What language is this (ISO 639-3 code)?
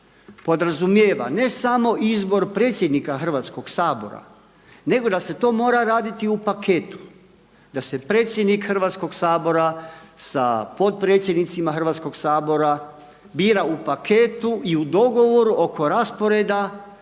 hrv